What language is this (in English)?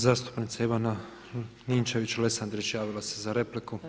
Croatian